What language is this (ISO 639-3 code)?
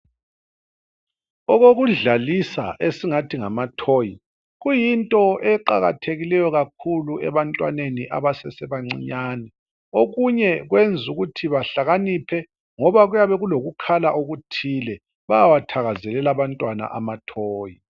nde